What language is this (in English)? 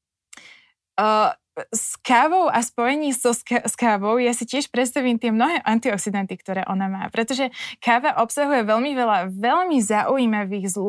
Slovak